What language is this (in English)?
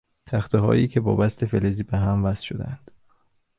Persian